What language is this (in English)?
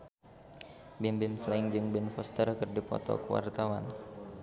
Sundanese